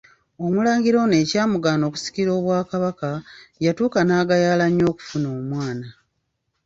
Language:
Ganda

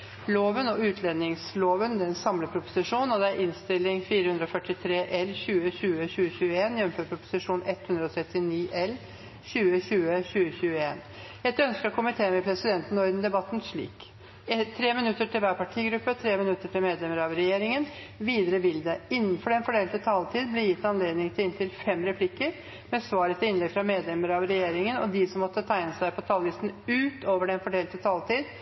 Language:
Norwegian Bokmål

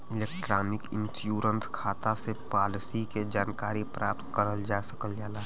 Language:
Bhojpuri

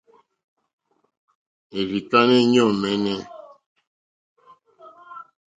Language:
Mokpwe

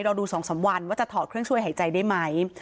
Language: Thai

